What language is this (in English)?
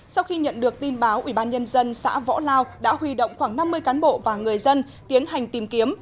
Vietnamese